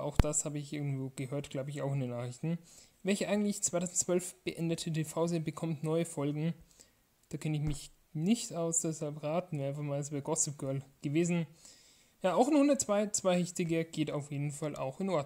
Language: German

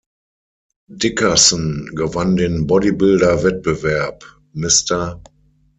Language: German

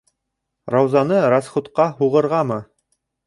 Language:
Bashkir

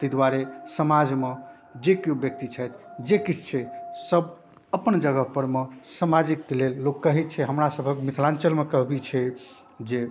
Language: Maithili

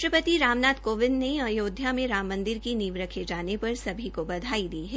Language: Hindi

